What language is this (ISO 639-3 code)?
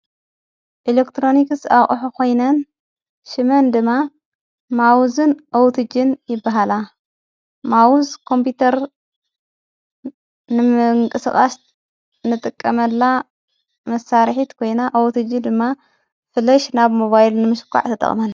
tir